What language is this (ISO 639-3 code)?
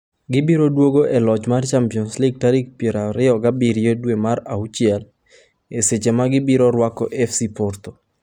luo